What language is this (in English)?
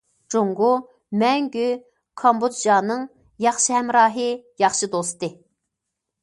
Uyghur